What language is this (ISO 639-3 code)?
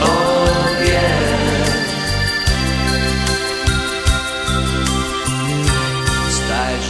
slv